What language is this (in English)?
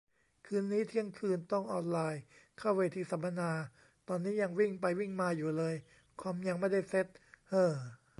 Thai